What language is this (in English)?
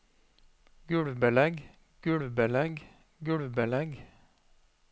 Norwegian